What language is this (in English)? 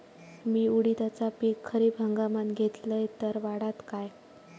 Marathi